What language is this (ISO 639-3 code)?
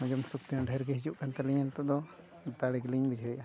sat